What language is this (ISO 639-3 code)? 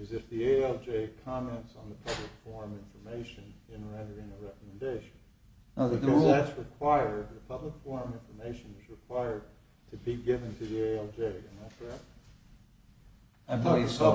eng